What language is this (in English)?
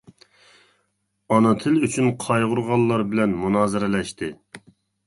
Uyghur